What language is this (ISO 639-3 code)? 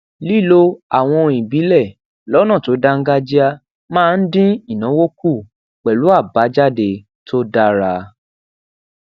yor